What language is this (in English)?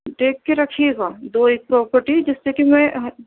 Urdu